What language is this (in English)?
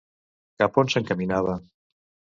Catalan